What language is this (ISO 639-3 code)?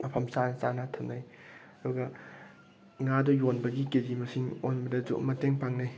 mni